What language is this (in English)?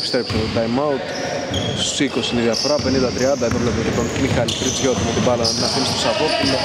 Greek